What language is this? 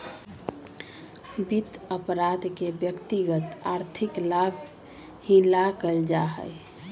Magahi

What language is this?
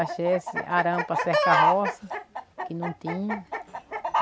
Portuguese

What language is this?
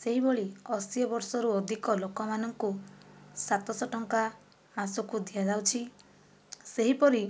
Odia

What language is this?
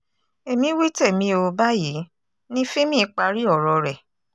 Yoruba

